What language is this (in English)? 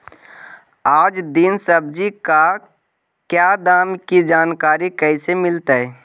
Magahi